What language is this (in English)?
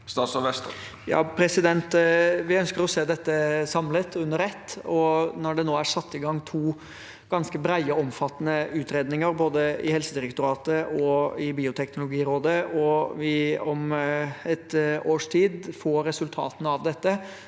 Norwegian